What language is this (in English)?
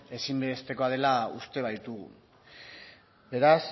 Basque